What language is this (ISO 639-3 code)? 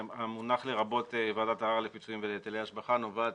heb